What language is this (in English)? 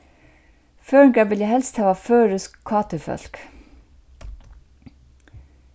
Faroese